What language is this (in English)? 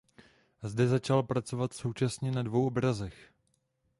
Czech